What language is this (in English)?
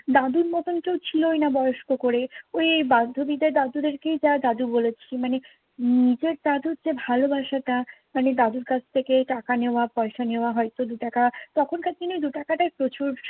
Bangla